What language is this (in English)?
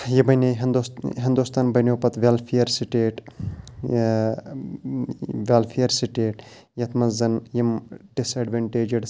Kashmiri